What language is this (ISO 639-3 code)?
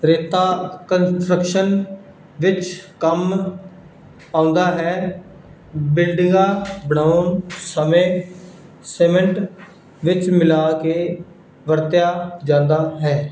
pan